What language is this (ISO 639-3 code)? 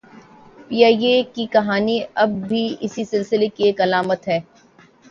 urd